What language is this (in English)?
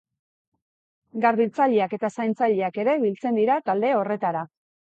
Basque